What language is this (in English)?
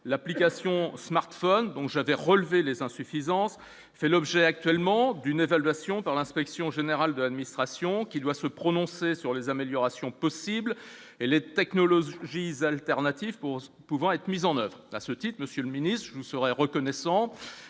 French